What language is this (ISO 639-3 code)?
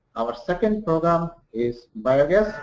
eng